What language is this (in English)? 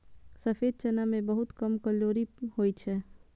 Maithili